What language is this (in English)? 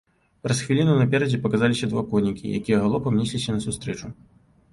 Belarusian